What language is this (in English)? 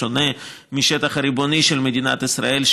Hebrew